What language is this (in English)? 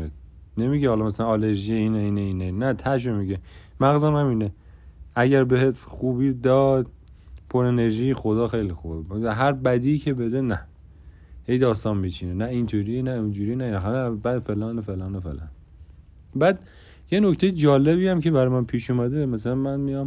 Persian